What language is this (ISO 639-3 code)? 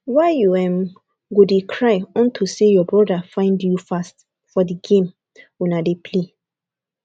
pcm